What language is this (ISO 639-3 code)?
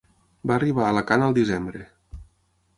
cat